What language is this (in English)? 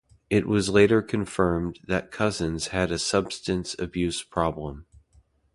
English